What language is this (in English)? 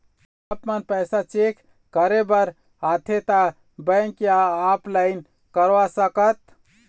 Chhattisgarhi